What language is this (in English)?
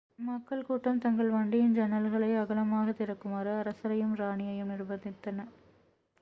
Tamil